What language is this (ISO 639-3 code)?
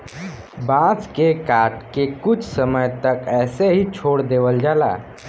bho